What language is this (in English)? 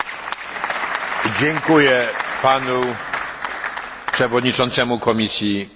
Polish